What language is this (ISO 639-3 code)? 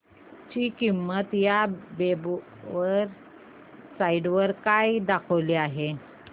mar